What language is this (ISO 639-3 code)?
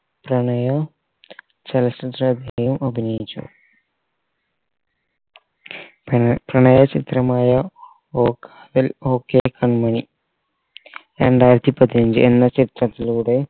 mal